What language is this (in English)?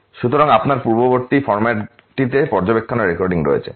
Bangla